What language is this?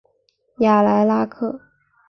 Chinese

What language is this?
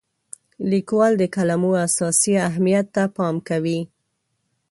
Pashto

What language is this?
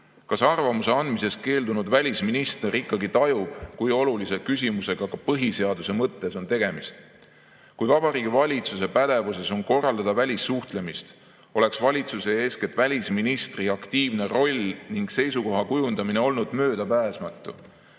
Estonian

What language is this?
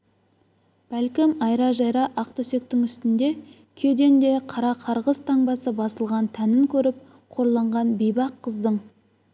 Kazakh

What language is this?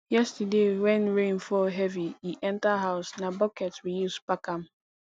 Nigerian Pidgin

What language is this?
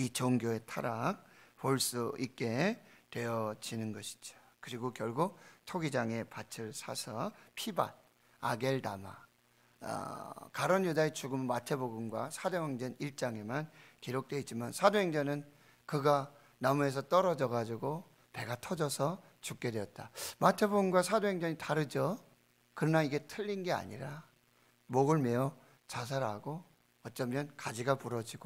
Korean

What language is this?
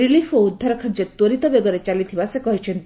Odia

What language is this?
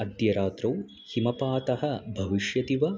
Sanskrit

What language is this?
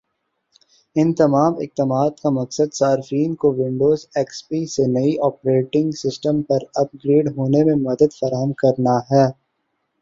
Urdu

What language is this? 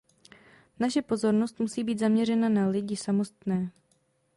Czech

